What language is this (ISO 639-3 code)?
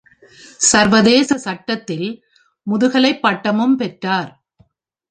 tam